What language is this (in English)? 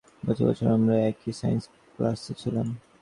Bangla